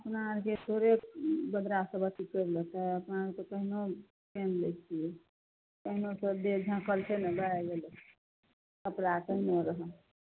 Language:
Maithili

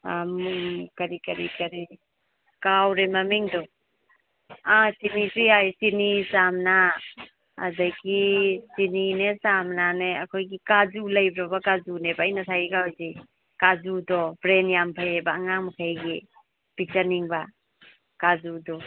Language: Manipuri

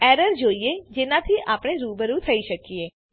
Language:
Gujarati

